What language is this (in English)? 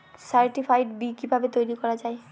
Bangla